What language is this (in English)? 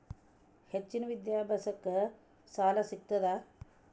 Kannada